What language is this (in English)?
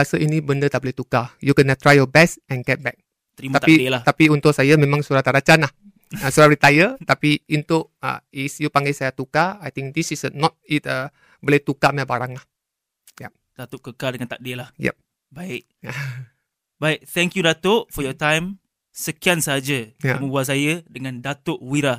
Malay